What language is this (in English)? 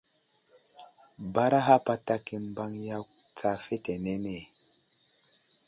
Wuzlam